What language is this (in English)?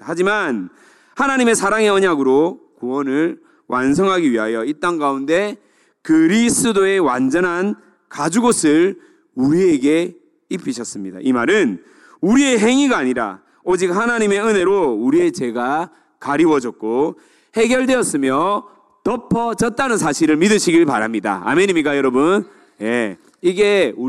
Korean